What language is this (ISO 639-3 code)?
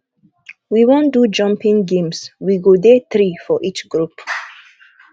pcm